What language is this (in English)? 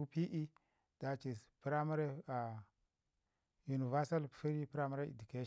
Ngizim